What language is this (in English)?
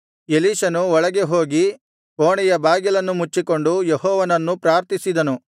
Kannada